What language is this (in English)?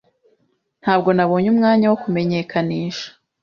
Kinyarwanda